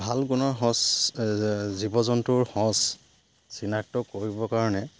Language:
Assamese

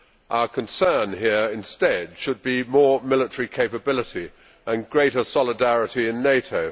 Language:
English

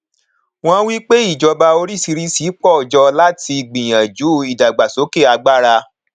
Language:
Yoruba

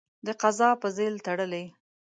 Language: Pashto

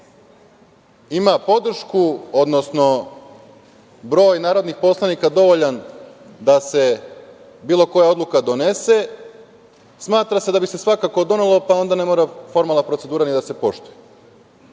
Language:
Serbian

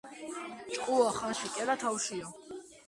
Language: Georgian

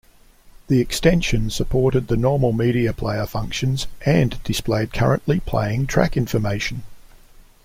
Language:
English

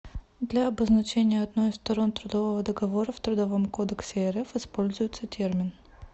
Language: Russian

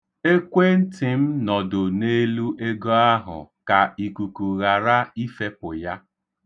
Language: Igbo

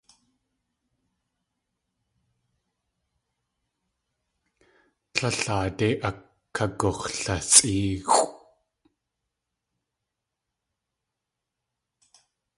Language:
Tlingit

